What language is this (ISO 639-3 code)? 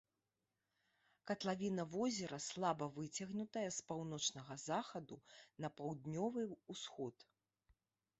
bel